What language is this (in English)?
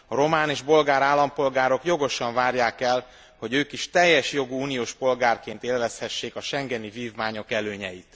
Hungarian